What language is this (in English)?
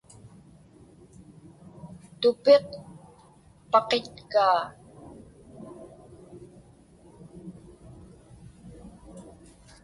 Inupiaq